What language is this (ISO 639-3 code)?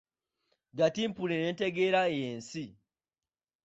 lug